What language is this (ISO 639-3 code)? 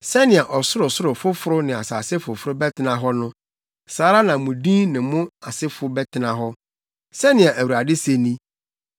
aka